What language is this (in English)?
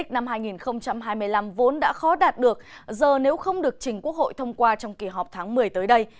Vietnamese